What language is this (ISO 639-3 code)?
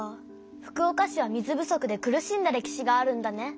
jpn